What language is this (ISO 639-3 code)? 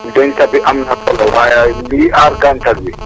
wol